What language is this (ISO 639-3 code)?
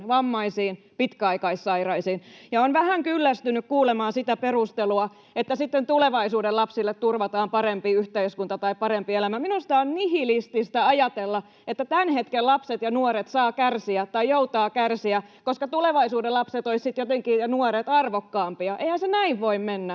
fin